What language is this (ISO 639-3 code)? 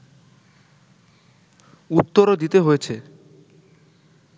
ben